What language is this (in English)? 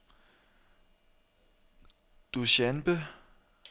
Danish